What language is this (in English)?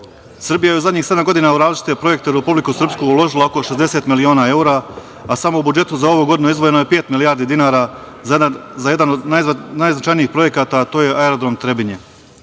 Serbian